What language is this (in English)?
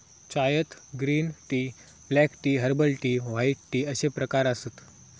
Marathi